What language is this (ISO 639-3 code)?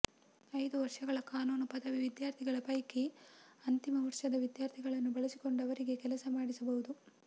kan